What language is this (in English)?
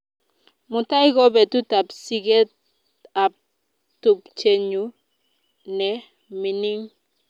Kalenjin